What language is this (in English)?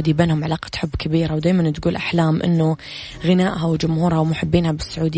Arabic